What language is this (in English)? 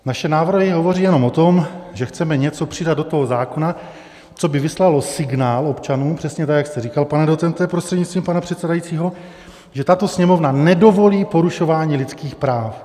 Czech